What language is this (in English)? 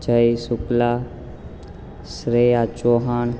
Gujarati